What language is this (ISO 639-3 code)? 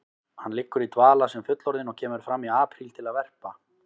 isl